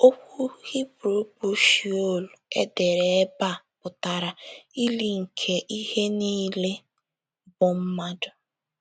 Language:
Igbo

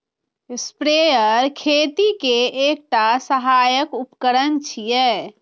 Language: Maithili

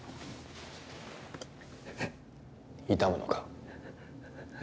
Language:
Japanese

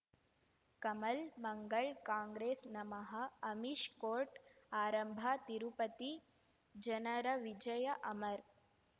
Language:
Kannada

